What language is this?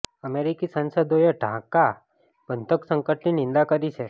Gujarati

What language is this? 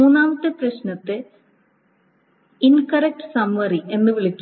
Malayalam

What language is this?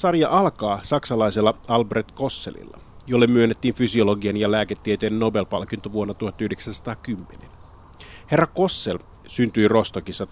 Finnish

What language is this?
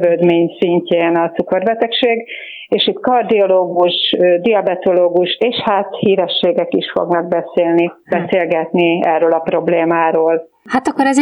Hungarian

